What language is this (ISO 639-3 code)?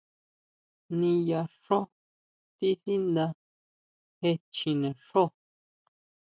mau